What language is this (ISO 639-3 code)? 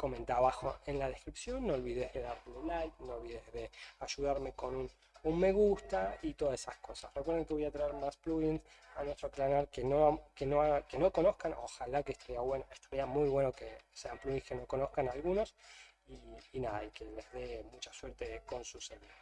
spa